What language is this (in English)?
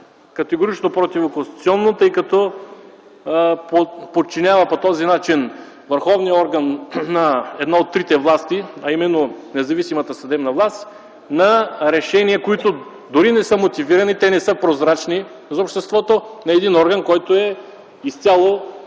Bulgarian